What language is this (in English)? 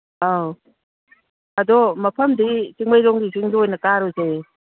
Manipuri